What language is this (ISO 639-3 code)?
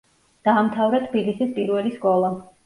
kat